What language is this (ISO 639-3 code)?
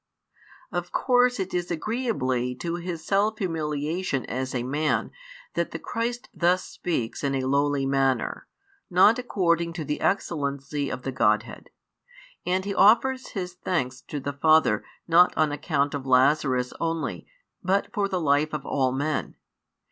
eng